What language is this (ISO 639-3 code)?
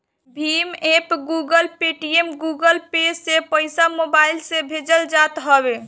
bho